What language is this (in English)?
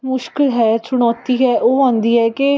Punjabi